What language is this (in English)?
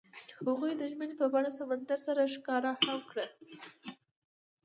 Pashto